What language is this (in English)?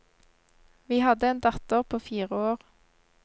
Norwegian